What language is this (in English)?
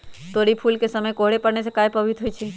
Magahi